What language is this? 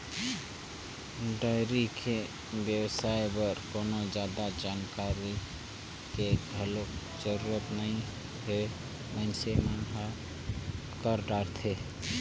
Chhattisgarhi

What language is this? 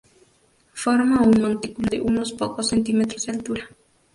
Spanish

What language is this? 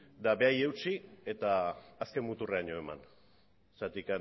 Basque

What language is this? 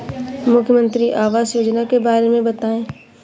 Hindi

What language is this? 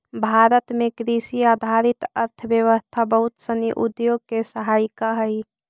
Magahi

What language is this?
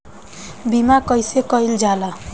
Bhojpuri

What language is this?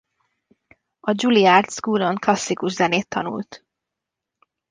Hungarian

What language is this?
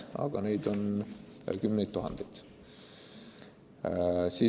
Estonian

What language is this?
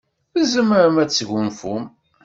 Kabyle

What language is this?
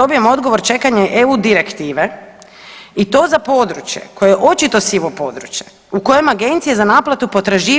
Croatian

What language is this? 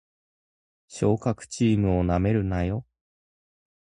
Japanese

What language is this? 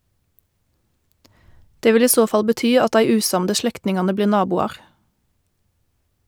Norwegian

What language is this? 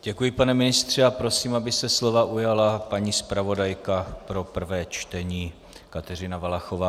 Czech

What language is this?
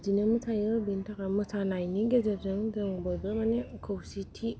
Bodo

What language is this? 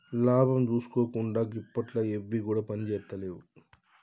Telugu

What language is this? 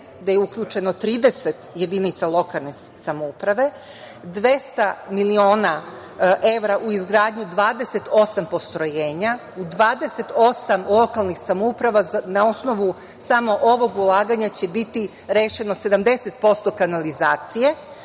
Serbian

